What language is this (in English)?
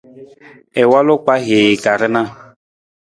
Nawdm